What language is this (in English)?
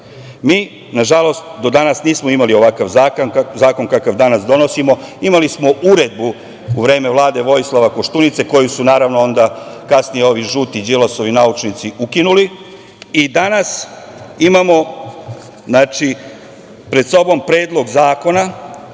Serbian